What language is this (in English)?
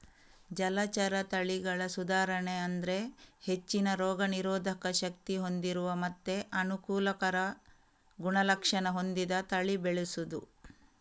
Kannada